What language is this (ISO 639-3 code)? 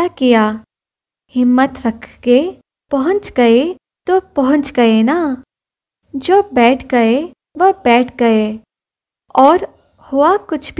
hin